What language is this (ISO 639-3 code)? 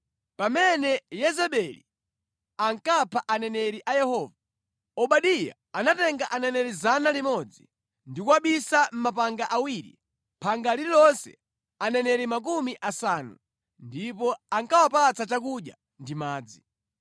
nya